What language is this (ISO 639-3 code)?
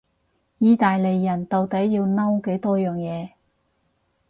yue